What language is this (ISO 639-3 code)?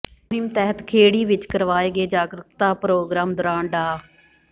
pan